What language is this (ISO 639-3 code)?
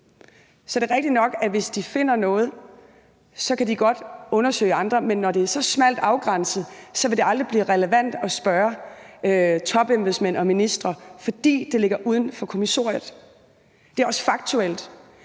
dan